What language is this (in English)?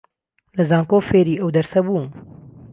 Central Kurdish